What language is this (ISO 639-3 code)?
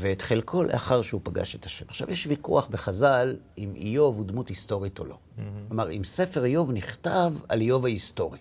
heb